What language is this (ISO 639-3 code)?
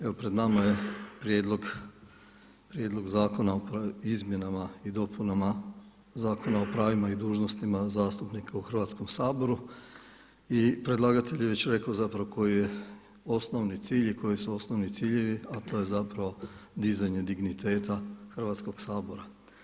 hrv